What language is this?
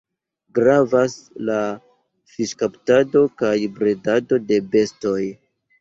Esperanto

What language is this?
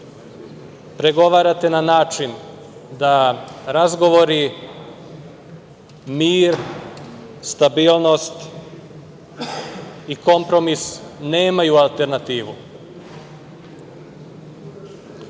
Serbian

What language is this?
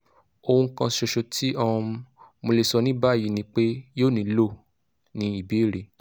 Yoruba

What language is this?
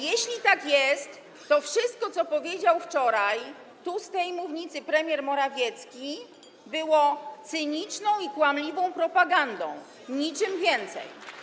Polish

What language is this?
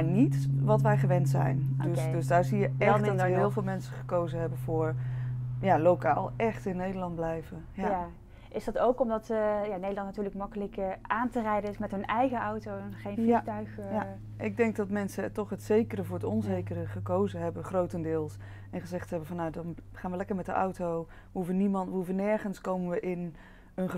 Dutch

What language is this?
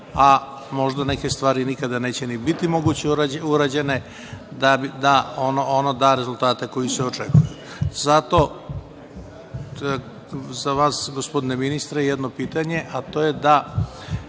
Serbian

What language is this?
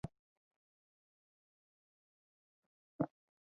Chinese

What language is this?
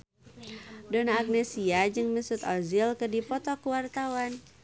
Sundanese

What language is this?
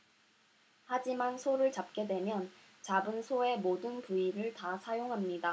Korean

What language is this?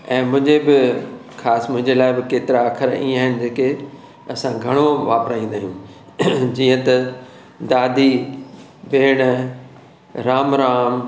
Sindhi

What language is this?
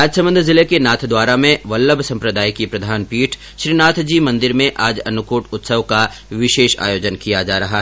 Hindi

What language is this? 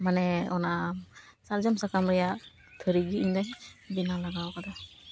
Santali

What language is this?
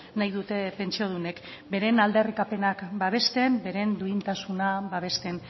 Basque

